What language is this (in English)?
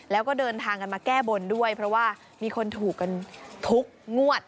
Thai